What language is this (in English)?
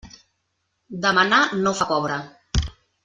Catalan